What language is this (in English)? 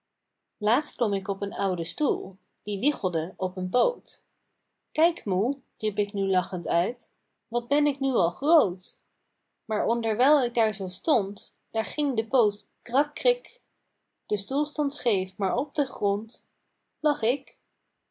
Dutch